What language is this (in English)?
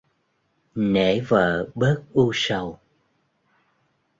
Vietnamese